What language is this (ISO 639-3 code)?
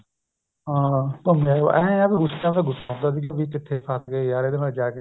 pan